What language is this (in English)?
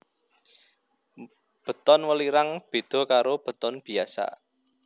Javanese